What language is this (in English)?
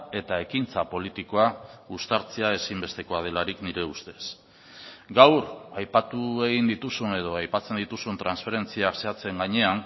Basque